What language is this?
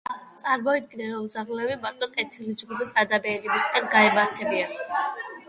Georgian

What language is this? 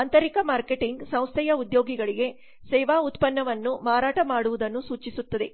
Kannada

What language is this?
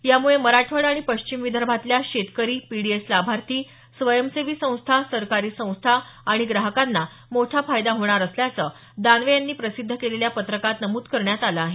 Marathi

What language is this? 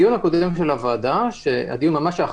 Hebrew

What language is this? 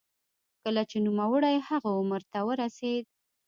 Pashto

